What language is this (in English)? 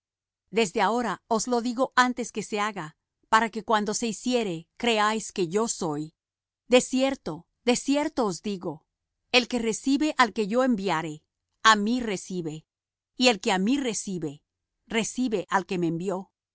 Spanish